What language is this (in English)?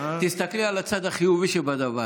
Hebrew